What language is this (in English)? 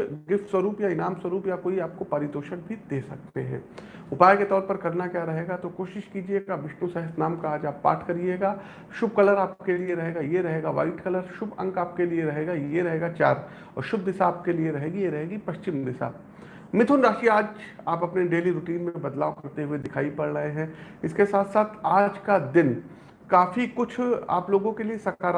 Hindi